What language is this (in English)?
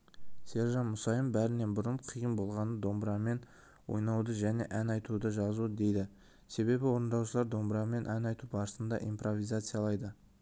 Kazakh